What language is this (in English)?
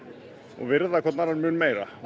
Icelandic